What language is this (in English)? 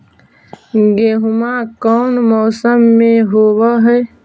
Magahi